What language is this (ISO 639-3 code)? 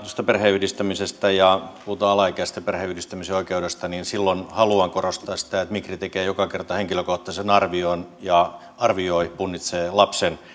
fin